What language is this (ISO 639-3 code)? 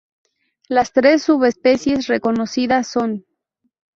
spa